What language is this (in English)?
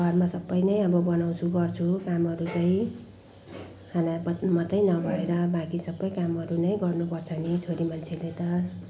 Nepali